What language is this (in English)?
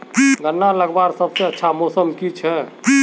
Magahi